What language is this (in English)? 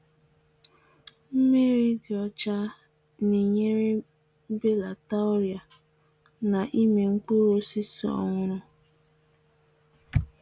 Igbo